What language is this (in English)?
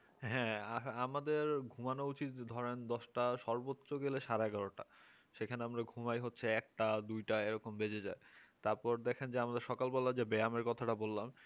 Bangla